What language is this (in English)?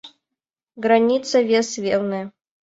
Mari